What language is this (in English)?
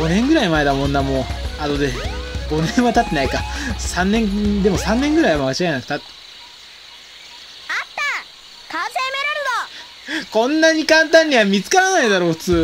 Japanese